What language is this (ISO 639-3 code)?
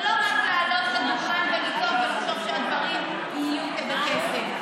heb